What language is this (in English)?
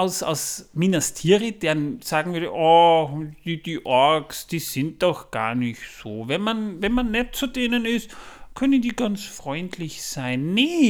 German